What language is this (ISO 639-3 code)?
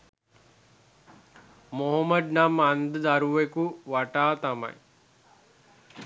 sin